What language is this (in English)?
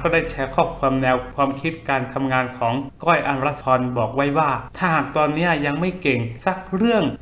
Thai